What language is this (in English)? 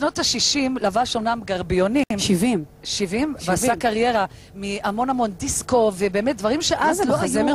Hebrew